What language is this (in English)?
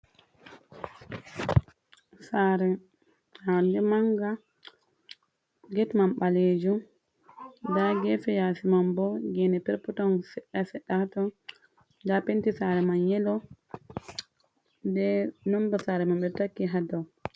Fula